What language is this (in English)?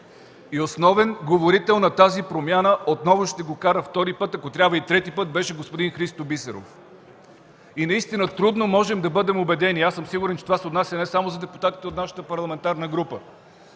Bulgarian